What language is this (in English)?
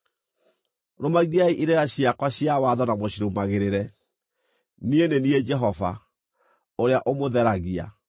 Kikuyu